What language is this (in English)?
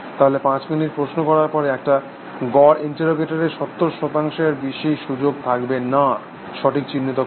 Bangla